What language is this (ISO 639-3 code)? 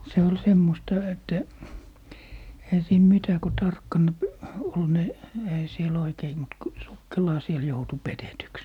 fin